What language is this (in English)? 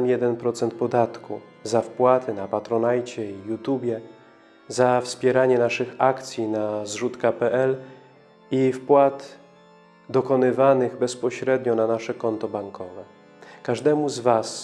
Polish